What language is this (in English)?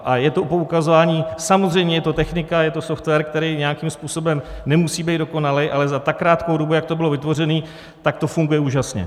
Czech